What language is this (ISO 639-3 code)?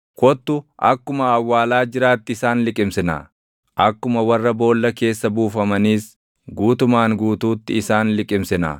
orm